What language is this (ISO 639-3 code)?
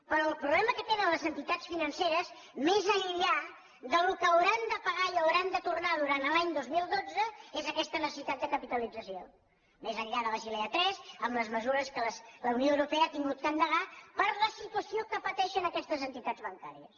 cat